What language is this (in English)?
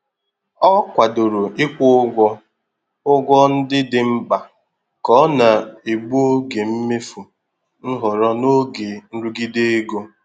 Igbo